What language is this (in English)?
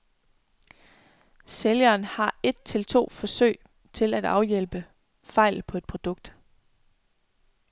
Danish